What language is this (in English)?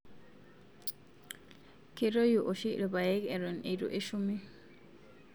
Masai